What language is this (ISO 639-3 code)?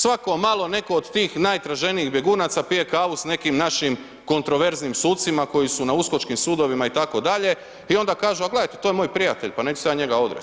hrv